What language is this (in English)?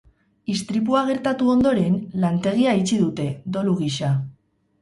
Basque